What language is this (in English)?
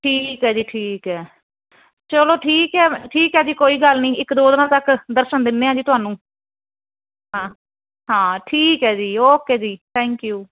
Punjabi